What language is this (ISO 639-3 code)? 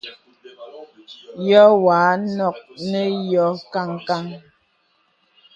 beb